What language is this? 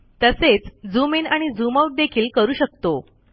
Marathi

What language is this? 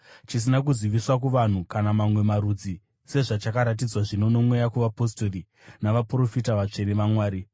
Shona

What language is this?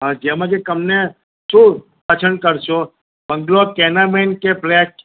Gujarati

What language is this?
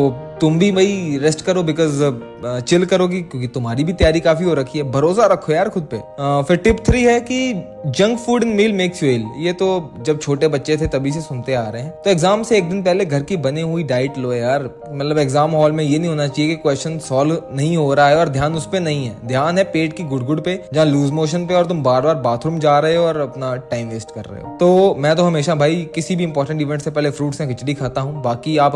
Hindi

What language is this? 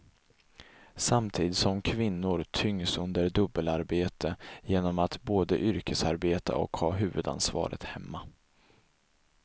Swedish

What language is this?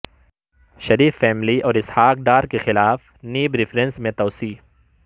Urdu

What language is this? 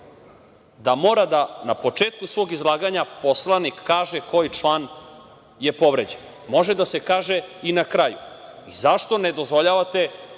Serbian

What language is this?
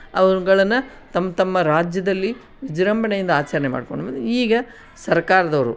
Kannada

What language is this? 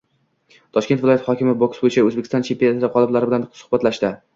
Uzbek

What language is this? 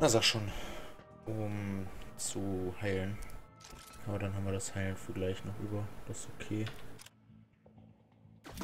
German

